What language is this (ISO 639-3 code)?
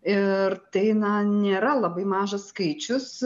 lit